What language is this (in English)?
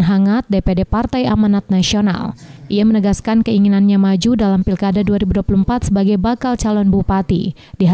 Indonesian